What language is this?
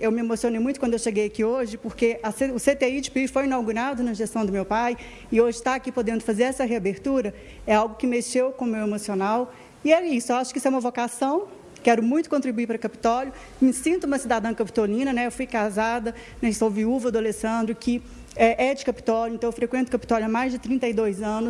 Portuguese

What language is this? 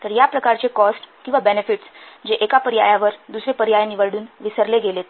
Marathi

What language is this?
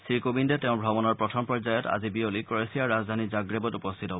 Assamese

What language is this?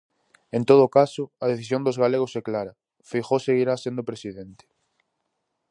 Galician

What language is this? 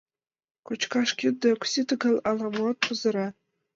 Mari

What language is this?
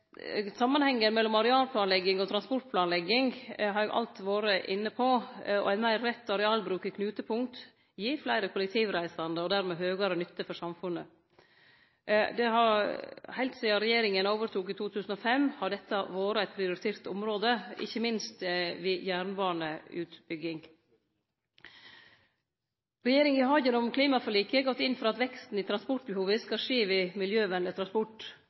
Norwegian Nynorsk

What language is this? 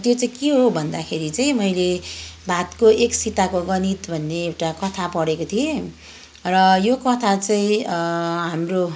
Nepali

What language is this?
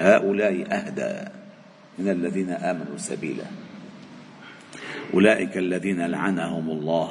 Arabic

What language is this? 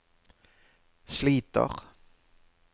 Norwegian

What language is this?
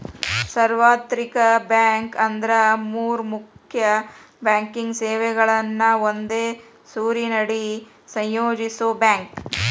Kannada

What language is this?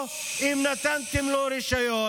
Hebrew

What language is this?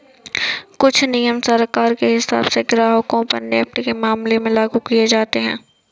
Hindi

